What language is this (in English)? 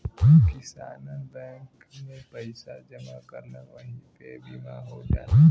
Bhojpuri